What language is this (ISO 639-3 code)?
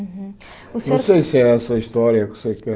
por